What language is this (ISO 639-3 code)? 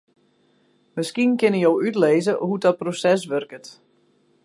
fry